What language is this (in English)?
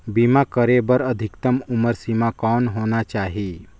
Chhattisgarhi